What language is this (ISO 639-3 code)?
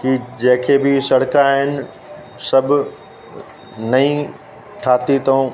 snd